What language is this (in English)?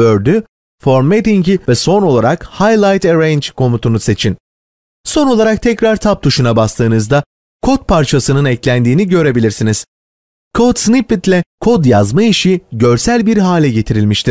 Turkish